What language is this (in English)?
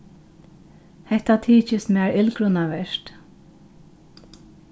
Faroese